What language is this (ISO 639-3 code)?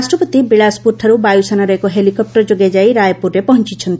ori